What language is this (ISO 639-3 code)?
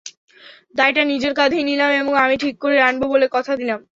ben